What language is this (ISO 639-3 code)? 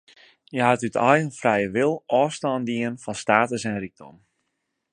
fry